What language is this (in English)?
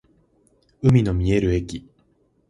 Japanese